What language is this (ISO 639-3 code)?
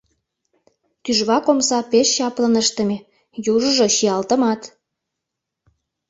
chm